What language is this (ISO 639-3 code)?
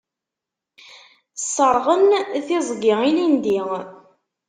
kab